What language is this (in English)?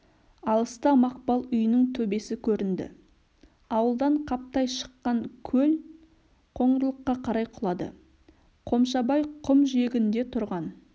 Kazakh